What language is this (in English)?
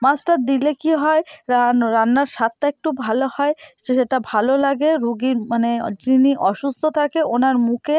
Bangla